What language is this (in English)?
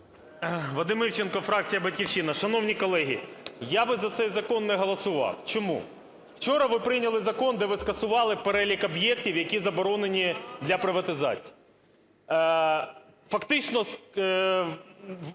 Ukrainian